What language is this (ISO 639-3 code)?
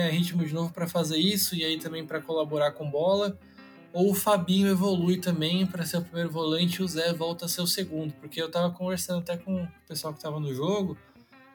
por